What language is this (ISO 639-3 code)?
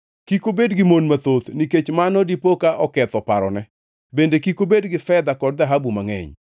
luo